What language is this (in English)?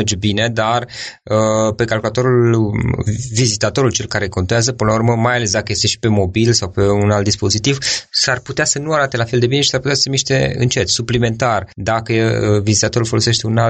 Romanian